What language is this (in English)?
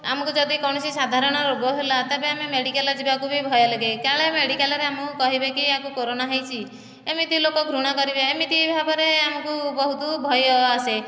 Odia